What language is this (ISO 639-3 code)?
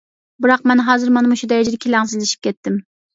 uig